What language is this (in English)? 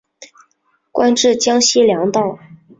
Chinese